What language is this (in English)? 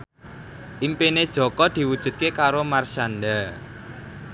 Javanese